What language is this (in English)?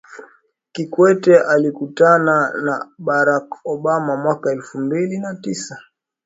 Swahili